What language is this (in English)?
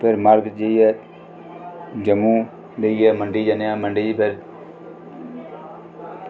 Dogri